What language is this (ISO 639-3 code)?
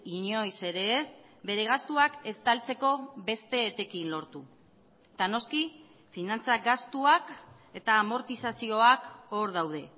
eus